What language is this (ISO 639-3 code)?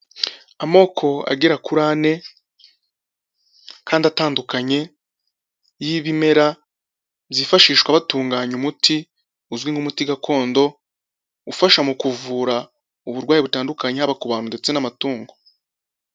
kin